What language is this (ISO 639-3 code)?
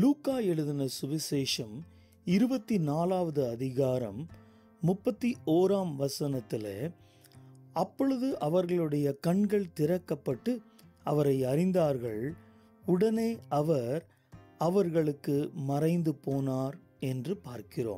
eng